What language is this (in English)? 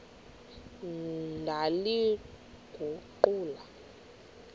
Xhosa